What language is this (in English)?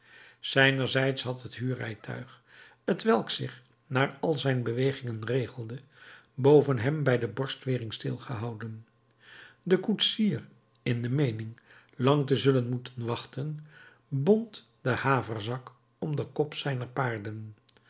Dutch